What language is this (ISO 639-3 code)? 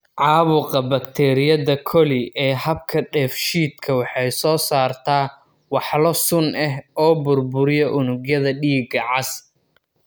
som